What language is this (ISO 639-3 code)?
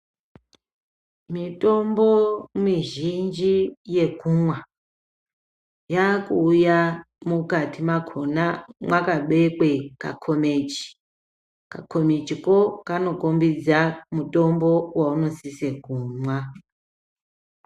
ndc